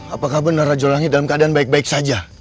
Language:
Indonesian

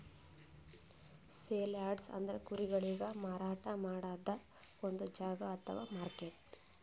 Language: Kannada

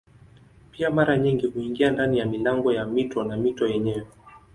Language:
Swahili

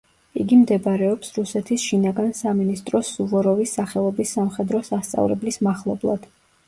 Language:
Georgian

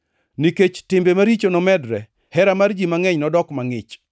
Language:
Luo (Kenya and Tanzania)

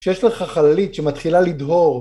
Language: Hebrew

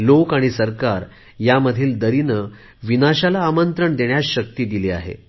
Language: Marathi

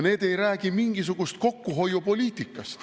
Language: Estonian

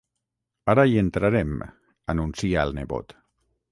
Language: Catalan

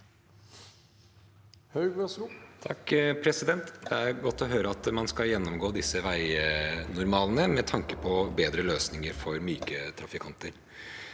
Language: Norwegian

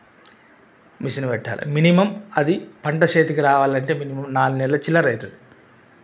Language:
Telugu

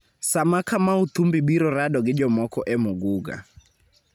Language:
Luo (Kenya and Tanzania)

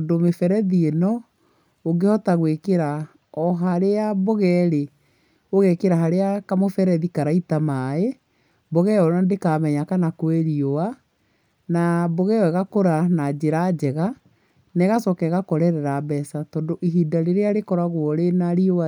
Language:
Kikuyu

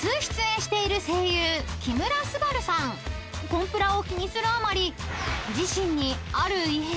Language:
Japanese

